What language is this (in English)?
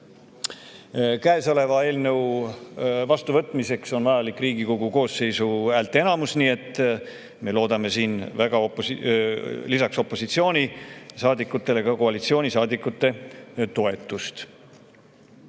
Estonian